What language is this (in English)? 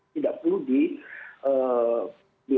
Indonesian